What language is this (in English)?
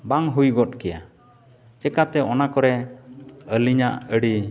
Santali